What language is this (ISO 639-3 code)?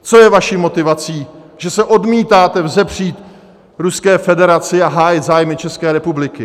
ces